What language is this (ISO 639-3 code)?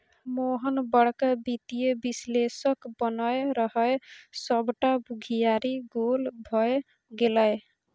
mai